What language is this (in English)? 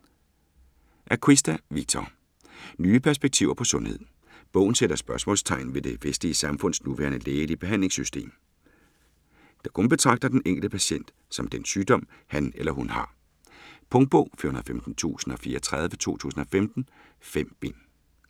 Danish